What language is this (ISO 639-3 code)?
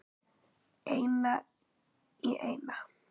isl